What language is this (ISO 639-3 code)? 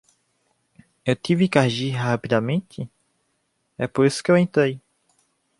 por